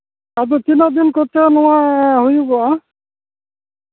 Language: Santali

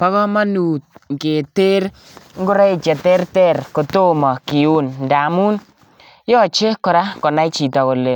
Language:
Kalenjin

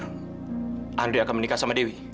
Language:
Indonesian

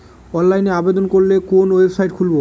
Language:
Bangla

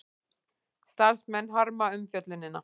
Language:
Icelandic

